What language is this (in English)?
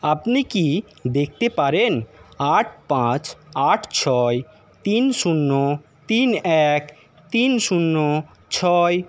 Bangla